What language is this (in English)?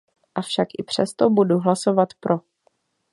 Czech